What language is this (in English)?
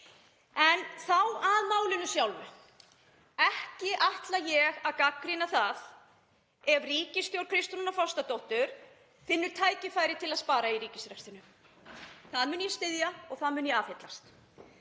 Icelandic